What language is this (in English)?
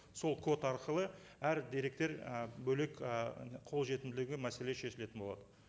Kazakh